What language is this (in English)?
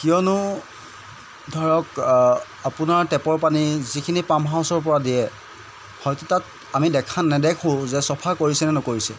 Assamese